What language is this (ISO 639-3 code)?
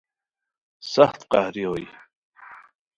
khw